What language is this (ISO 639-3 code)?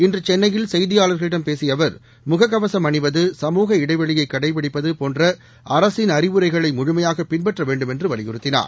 tam